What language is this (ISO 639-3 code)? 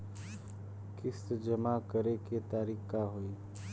bho